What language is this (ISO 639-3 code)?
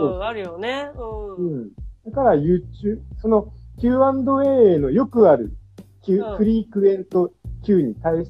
jpn